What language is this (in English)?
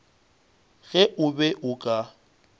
Northern Sotho